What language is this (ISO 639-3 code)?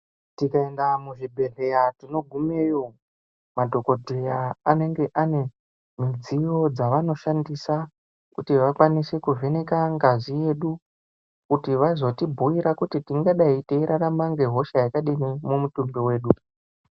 ndc